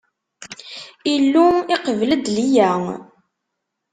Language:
Kabyle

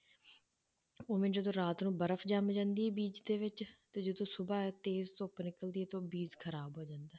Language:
Punjabi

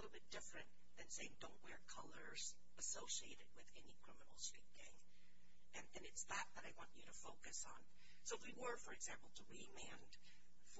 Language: English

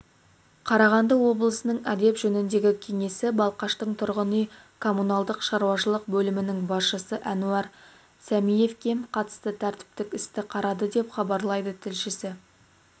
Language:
Kazakh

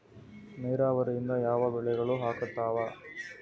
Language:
Kannada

